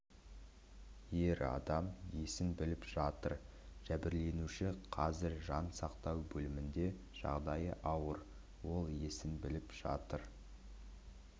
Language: Kazakh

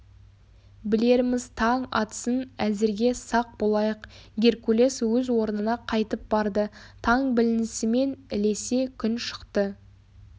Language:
Kazakh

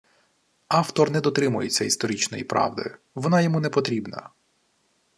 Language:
Ukrainian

